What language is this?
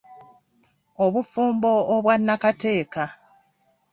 Ganda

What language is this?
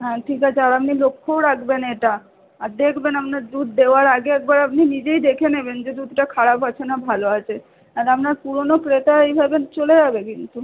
Bangla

